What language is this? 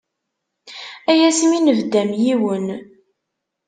Kabyle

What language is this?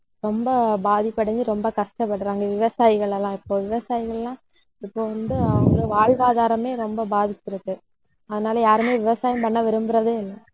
Tamil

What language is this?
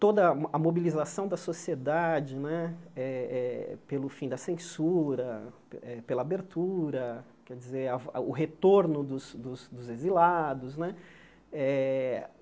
Portuguese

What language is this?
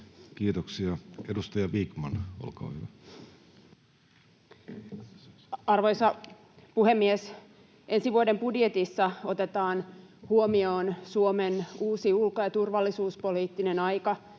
Finnish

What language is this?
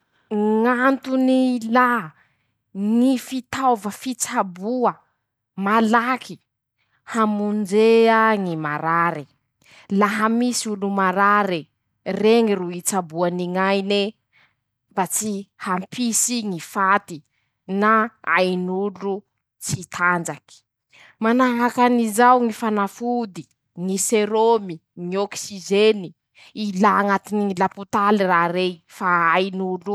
Masikoro Malagasy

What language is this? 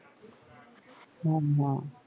Bangla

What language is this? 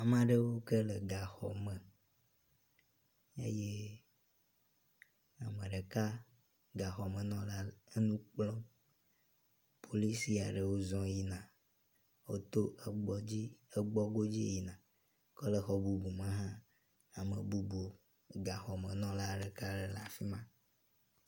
Ewe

